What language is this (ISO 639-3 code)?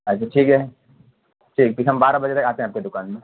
urd